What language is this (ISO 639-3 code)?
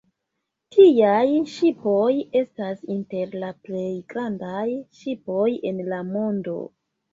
epo